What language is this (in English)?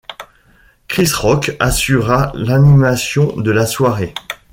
French